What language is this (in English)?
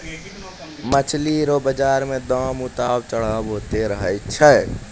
Maithili